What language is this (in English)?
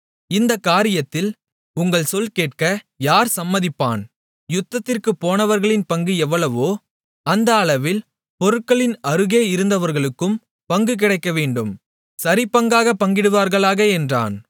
Tamil